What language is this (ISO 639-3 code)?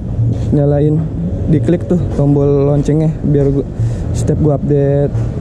ind